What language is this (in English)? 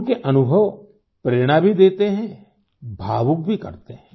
Hindi